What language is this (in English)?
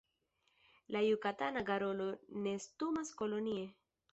Esperanto